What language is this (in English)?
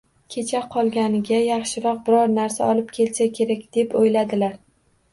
Uzbek